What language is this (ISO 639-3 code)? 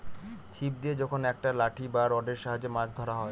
ben